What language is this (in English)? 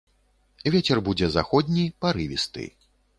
Belarusian